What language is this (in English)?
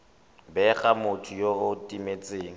Tswana